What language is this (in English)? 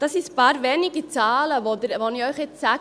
Swiss German